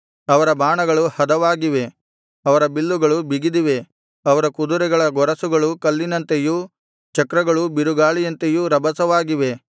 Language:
Kannada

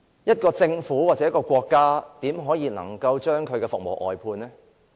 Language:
Cantonese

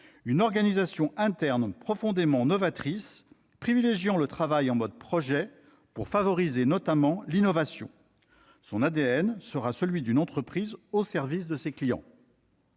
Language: French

